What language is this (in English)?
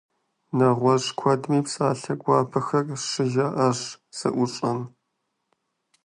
Kabardian